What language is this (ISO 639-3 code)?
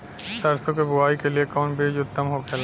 bho